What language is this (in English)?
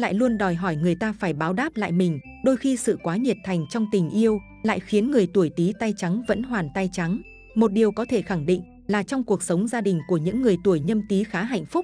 Vietnamese